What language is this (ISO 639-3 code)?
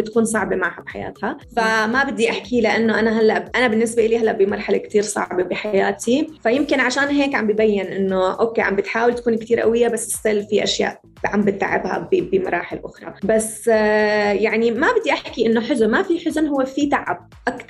ara